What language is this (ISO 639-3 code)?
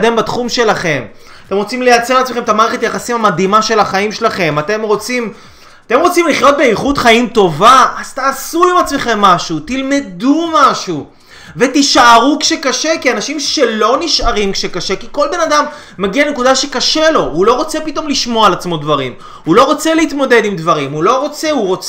heb